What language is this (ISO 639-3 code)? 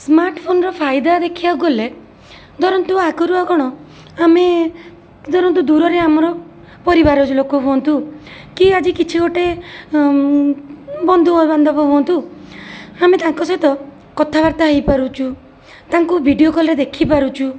ori